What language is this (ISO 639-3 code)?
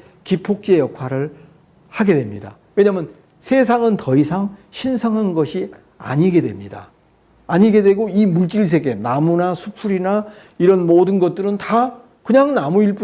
kor